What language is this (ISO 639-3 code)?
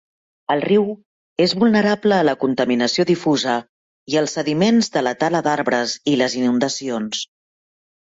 cat